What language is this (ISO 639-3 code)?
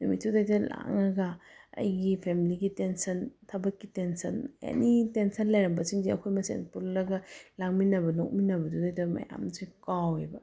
mni